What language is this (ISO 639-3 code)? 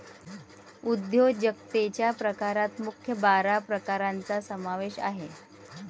mar